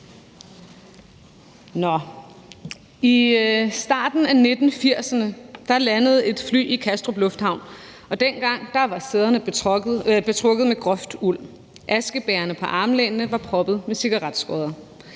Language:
Danish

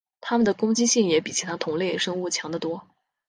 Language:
Chinese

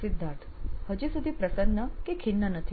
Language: Gujarati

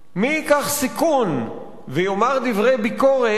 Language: Hebrew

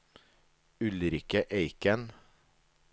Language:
Norwegian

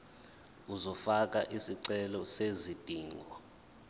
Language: Zulu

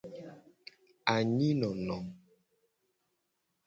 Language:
Gen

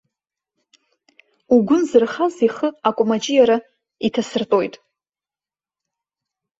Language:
Abkhazian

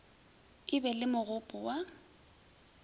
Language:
Northern Sotho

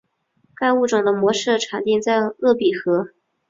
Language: Chinese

